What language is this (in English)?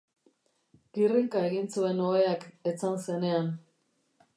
Basque